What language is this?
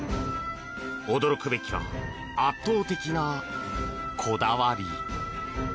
Japanese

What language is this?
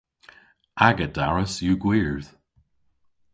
Cornish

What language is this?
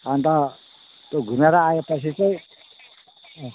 Nepali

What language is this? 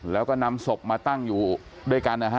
Thai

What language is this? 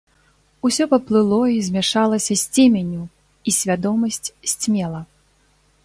Belarusian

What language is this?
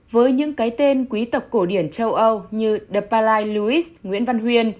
Vietnamese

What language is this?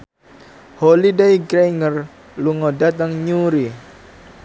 Javanese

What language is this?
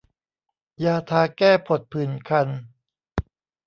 Thai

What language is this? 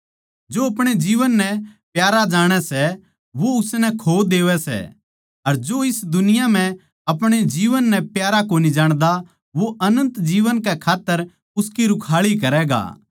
Haryanvi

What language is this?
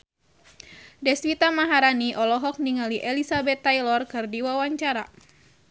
Sundanese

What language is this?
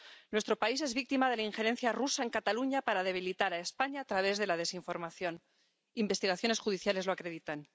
Spanish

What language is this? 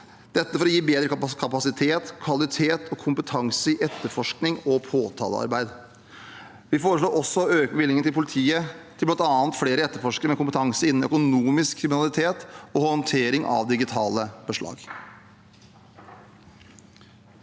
Norwegian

